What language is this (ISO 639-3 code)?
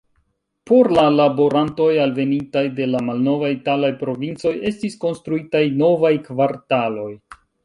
epo